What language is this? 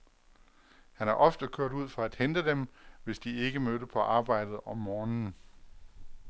Danish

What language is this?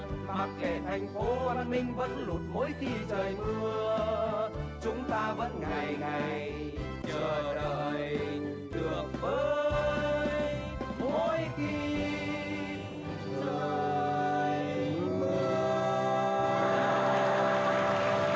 Vietnamese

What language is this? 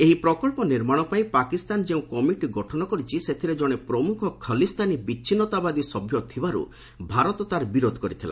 Odia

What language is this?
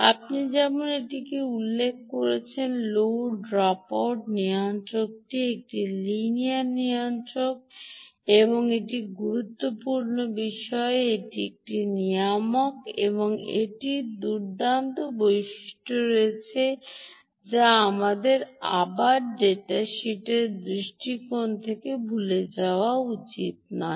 Bangla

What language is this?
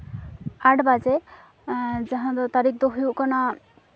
Santali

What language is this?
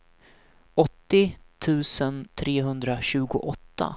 Swedish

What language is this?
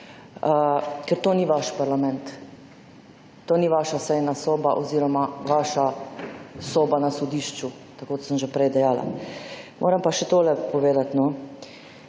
Slovenian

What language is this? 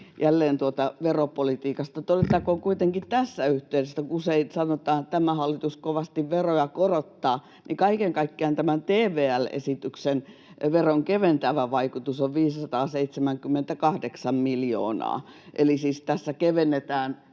Finnish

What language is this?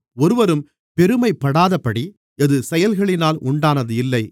Tamil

